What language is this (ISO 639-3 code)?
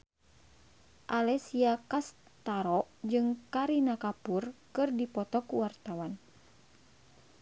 sun